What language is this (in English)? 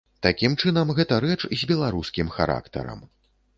Belarusian